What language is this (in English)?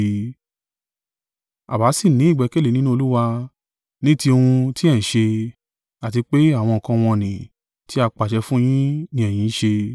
Yoruba